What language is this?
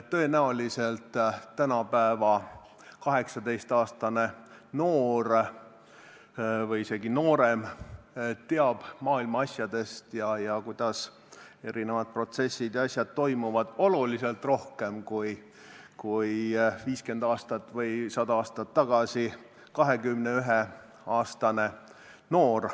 Estonian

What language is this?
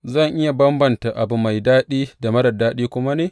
Hausa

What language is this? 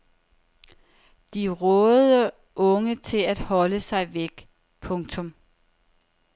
Danish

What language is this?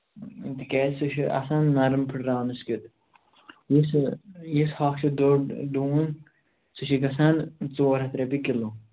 Kashmiri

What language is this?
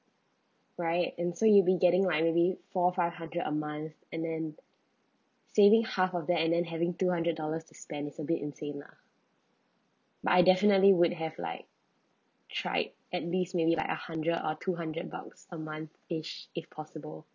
English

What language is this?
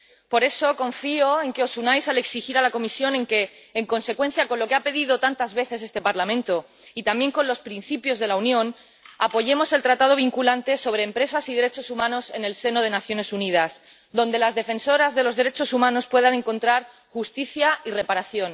Spanish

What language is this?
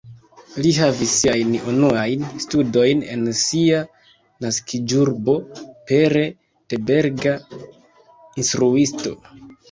Esperanto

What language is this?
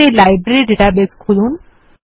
Bangla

